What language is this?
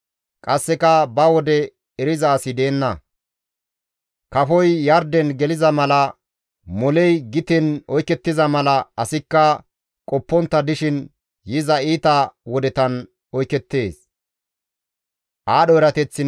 Gamo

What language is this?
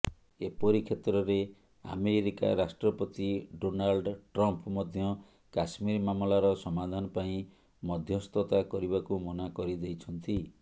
Odia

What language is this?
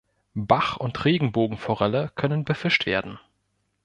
German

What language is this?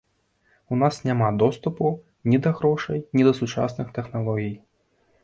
Belarusian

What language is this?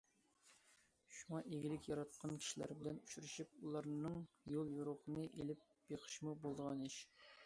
Uyghur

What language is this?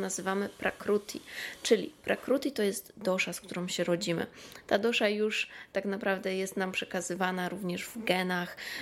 Polish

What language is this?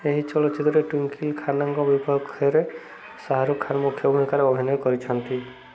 Odia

